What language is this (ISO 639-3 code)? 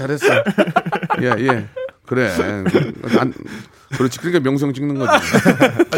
kor